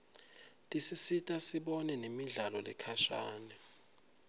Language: Swati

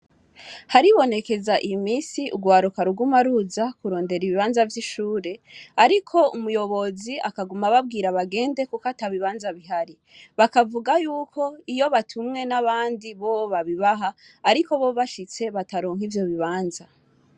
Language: Rundi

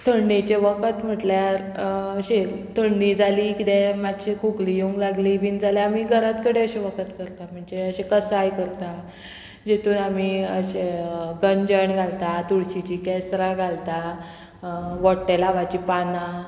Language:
Konkani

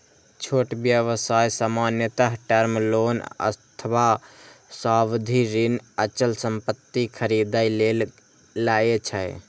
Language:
Maithili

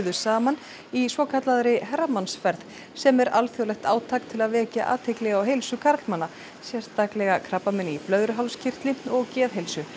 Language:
Icelandic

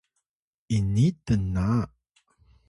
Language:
Atayal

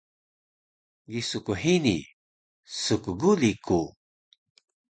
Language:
Taroko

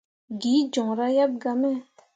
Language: Mundang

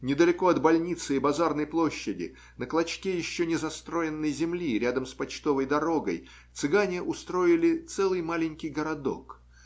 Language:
Russian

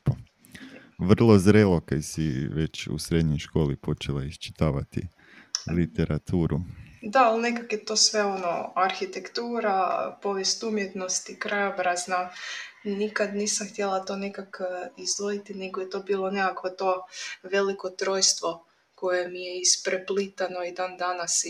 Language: Croatian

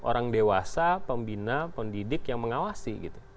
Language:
Indonesian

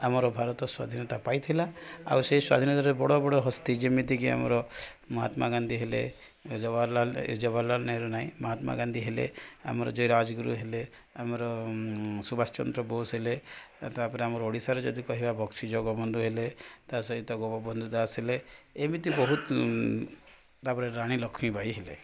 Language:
Odia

